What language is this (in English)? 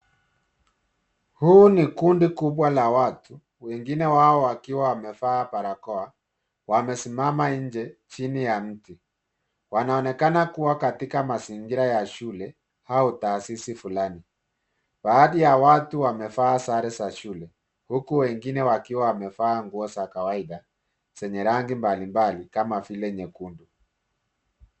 Swahili